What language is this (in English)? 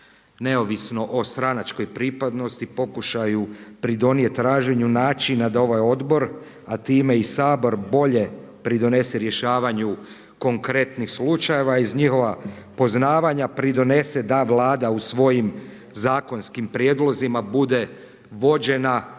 Croatian